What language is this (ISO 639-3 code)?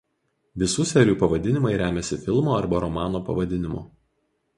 lit